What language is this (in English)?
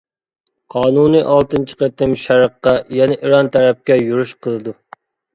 Uyghur